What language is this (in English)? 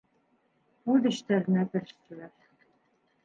Bashkir